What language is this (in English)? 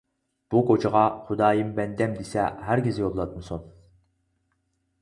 Uyghur